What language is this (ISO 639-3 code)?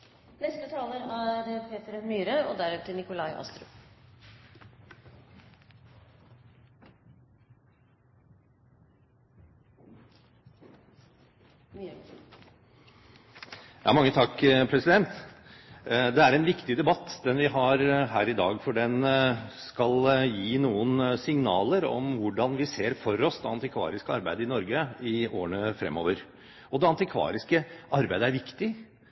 nob